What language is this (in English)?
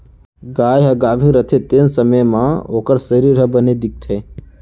Chhattisgarhi